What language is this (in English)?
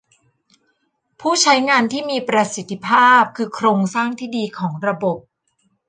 Thai